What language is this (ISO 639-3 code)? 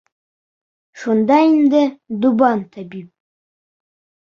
bak